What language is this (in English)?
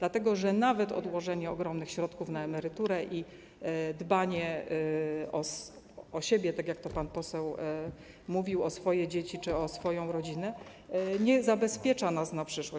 Polish